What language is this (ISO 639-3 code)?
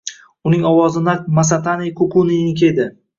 uzb